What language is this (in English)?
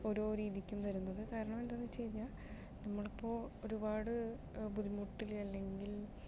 Malayalam